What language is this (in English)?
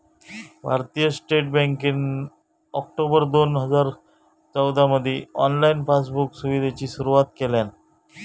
Marathi